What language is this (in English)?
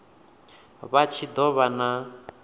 Venda